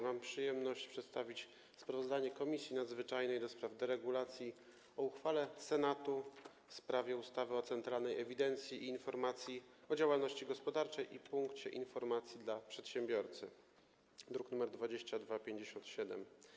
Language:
Polish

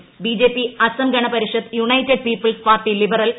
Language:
Malayalam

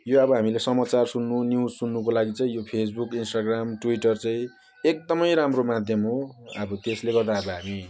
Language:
Nepali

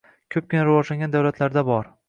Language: Uzbek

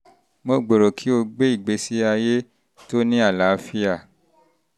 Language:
Yoruba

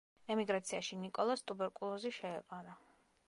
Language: Georgian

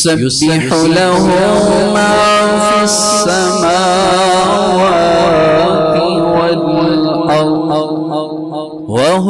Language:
Arabic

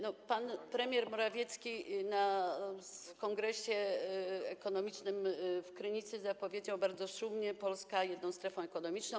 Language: Polish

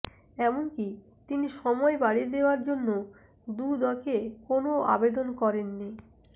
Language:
Bangla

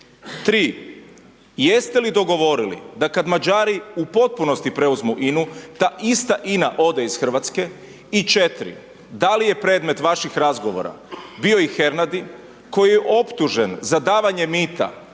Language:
Croatian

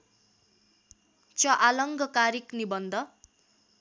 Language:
Nepali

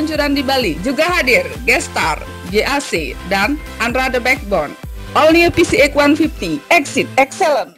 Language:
Indonesian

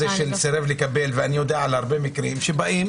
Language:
Hebrew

